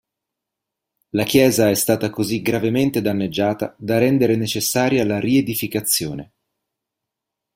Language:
Italian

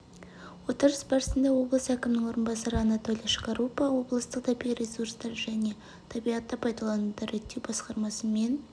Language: Kazakh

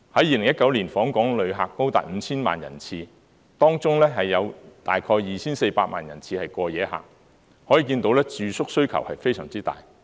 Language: Cantonese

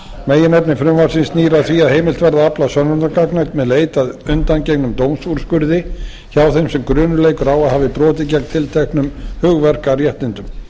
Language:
Icelandic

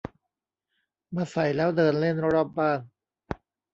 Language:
Thai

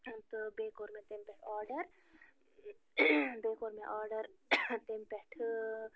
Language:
Kashmiri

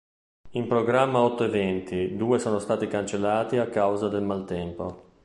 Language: Italian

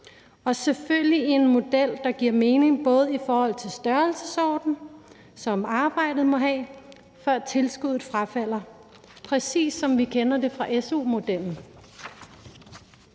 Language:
Danish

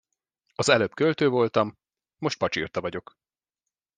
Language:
Hungarian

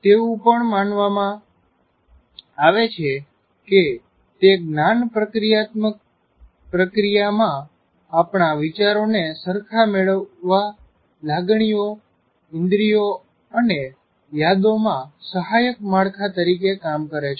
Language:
Gujarati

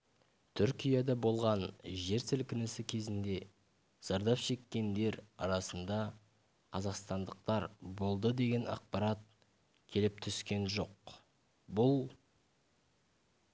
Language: Kazakh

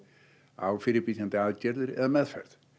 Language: Icelandic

